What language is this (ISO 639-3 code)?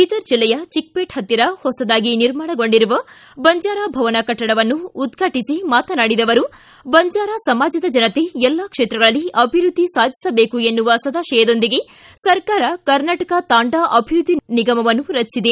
kan